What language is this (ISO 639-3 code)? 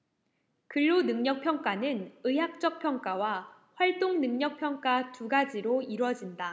kor